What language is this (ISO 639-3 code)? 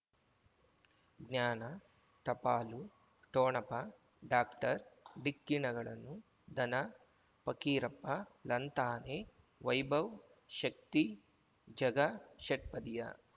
kan